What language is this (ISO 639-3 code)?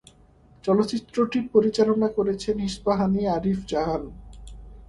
ben